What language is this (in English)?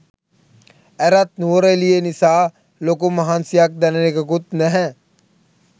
Sinhala